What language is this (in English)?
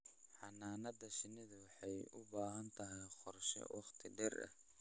Somali